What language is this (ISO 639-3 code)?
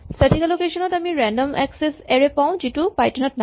asm